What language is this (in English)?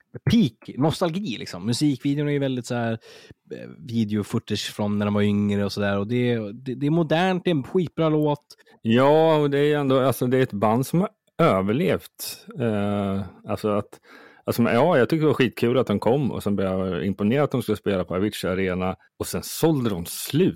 Swedish